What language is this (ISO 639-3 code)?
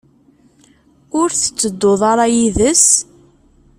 kab